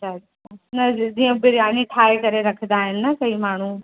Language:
Sindhi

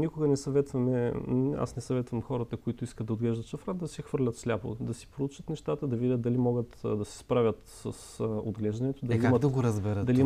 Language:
Bulgarian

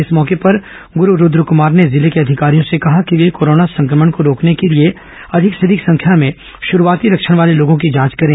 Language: Hindi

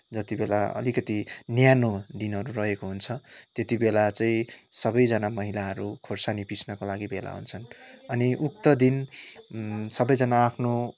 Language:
Nepali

